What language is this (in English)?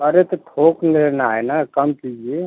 Hindi